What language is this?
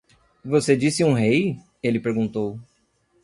Portuguese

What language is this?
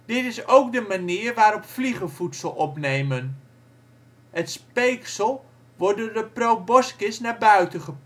Dutch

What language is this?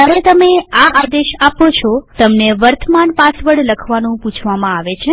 Gujarati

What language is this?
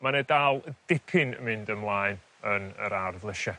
Welsh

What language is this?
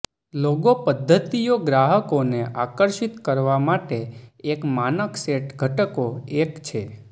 Gujarati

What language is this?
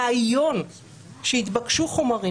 Hebrew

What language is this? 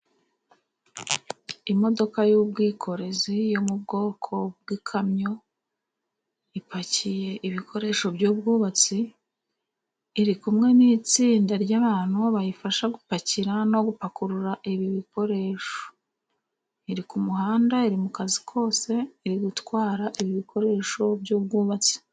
Kinyarwanda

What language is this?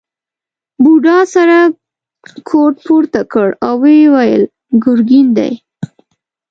Pashto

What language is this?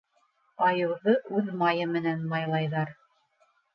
Bashkir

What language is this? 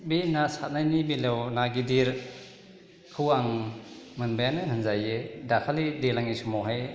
Bodo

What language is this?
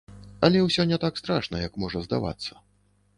Belarusian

